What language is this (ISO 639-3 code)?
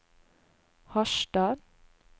nor